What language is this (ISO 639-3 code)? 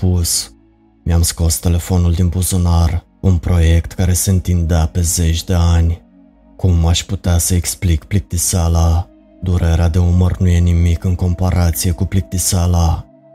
ron